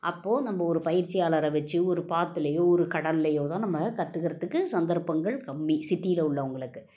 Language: Tamil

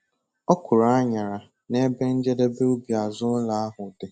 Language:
Igbo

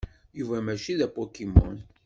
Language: Kabyle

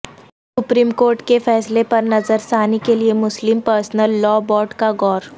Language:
Urdu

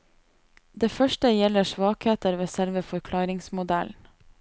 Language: Norwegian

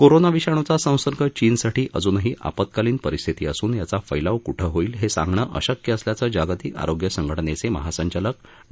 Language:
Marathi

